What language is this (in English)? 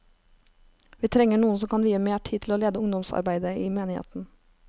Norwegian